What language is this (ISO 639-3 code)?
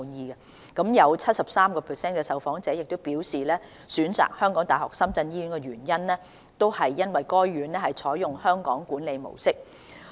yue